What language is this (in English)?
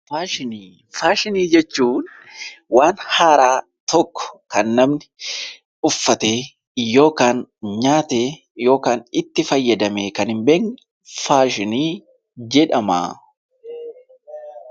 Oromo